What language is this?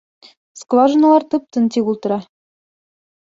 Bashkir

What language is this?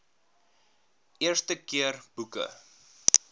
Afrikaans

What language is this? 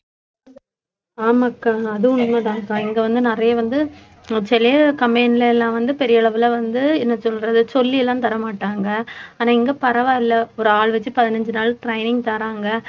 Tamil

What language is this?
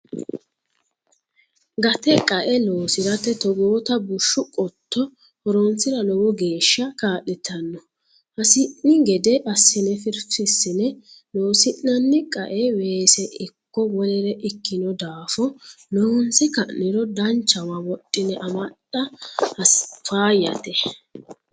Sidamo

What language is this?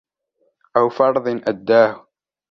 Arabic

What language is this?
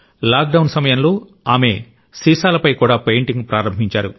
Telugu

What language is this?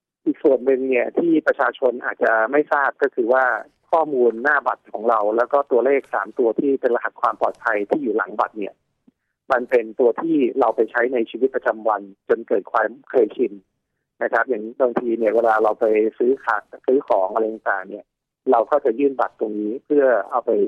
Thai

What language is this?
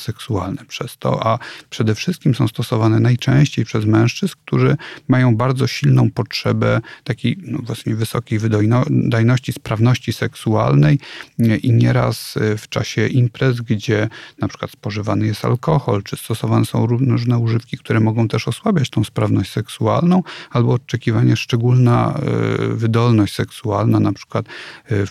Polish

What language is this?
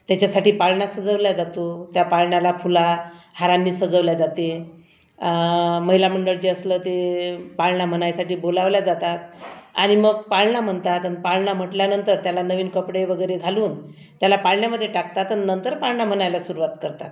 Marathi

